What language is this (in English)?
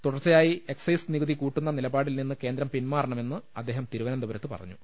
Malayalam